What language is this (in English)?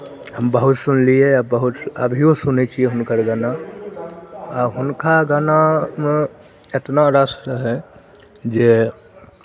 Maithili